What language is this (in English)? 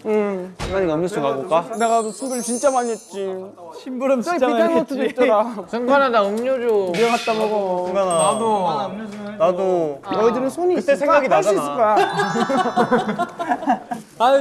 Korean